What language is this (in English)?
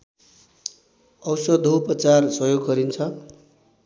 Nepali